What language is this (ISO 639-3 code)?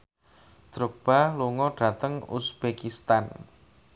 jav